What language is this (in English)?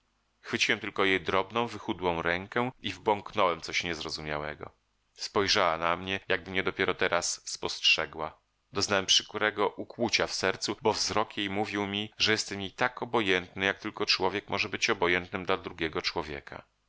Polish